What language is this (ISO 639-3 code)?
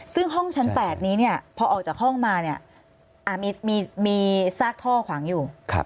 tha